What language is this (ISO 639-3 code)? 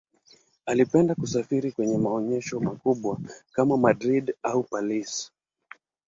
swa